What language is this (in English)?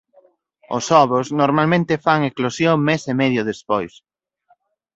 Galician